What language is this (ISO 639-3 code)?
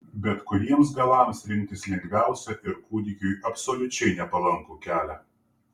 lit